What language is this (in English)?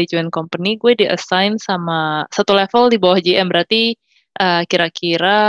Indonesian